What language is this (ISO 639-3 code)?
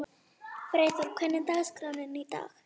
isl